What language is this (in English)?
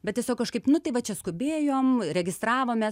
Lithuanian